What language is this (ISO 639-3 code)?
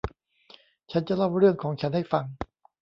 tha